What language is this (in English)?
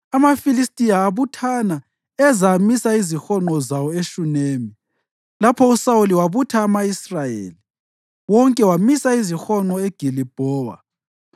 North Ndebele